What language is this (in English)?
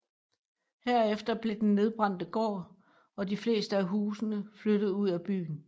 Danish